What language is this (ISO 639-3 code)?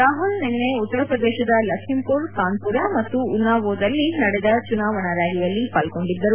kan